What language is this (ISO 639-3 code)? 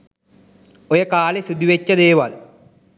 sin